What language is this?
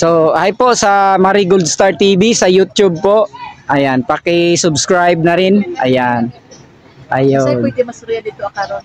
Filipino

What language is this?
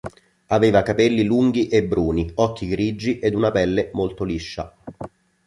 Italian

